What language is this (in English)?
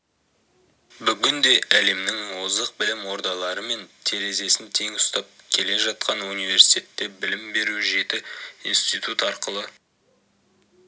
Kazakh